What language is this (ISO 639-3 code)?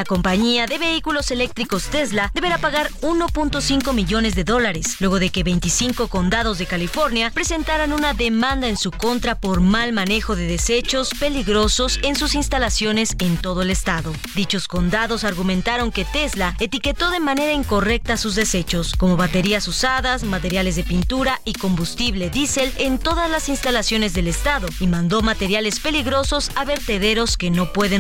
spa